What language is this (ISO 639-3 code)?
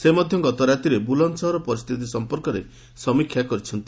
ori